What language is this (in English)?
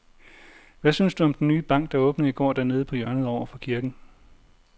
Danish